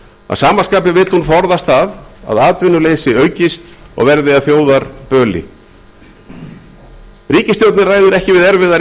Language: Icelandic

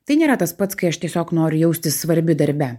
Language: Lithuanian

